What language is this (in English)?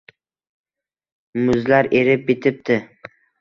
Uzbek